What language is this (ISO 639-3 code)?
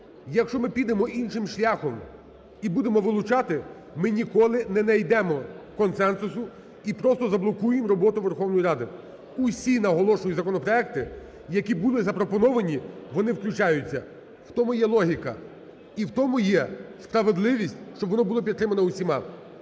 ukr